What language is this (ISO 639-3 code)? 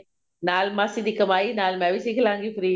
pan